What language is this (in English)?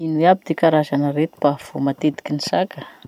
Masikoro Malagasy